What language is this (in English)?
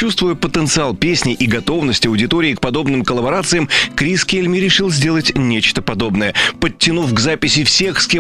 Russian